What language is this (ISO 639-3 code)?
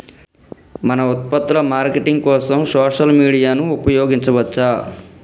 tel